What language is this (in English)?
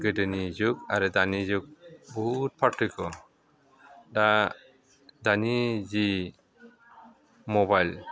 Bodo